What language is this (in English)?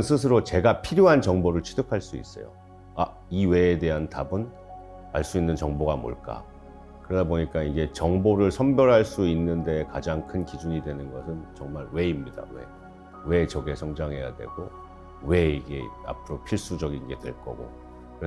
Korean